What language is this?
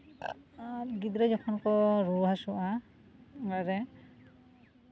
Santali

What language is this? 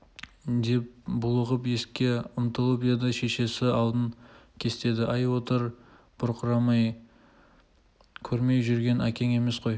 Kazakh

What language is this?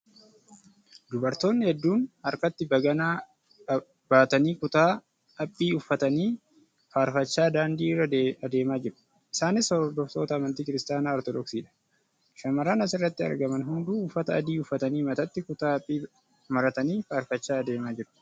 Oromo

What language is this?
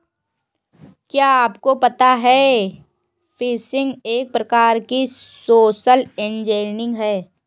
Hindi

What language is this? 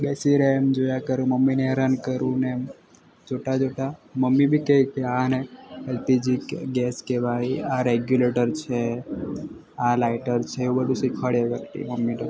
Gujarati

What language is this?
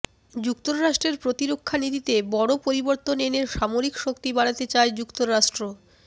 Bangla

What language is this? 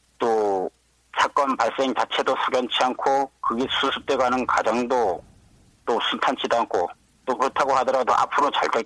Korean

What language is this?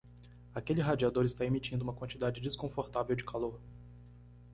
Portuguese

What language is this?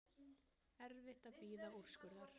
Icelandic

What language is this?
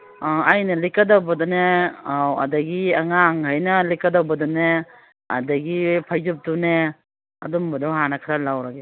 Manipuri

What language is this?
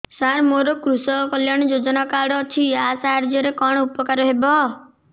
Odia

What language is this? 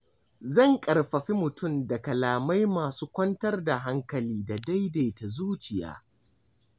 Hausa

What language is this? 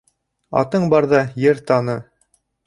Bashkir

